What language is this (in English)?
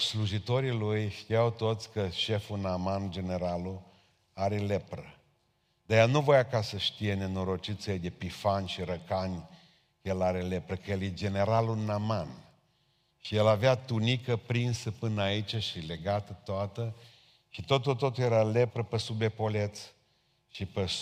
Romanian